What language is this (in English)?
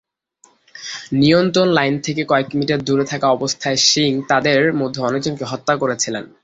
Bangla